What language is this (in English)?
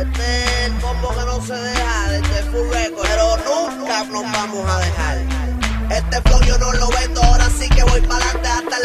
French